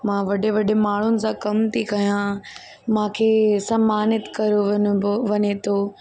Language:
Sindhi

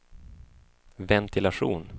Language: Swedish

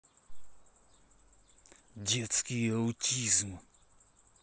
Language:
Russian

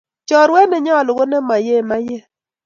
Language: Kalenjin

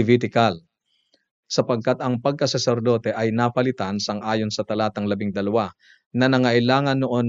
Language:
Filipino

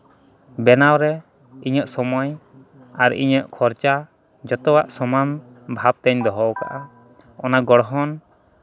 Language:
Santali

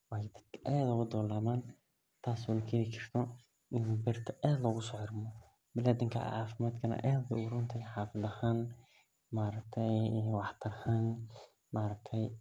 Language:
Somali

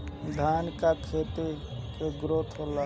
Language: Bhojpuri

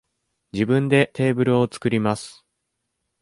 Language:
Japanese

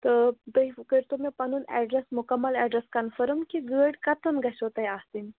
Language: Kashmiri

